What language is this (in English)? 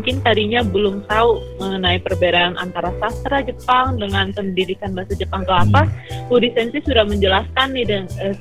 Indonesian